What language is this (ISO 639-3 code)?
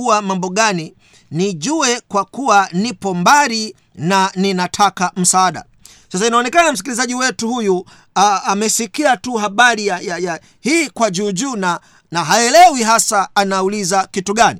swa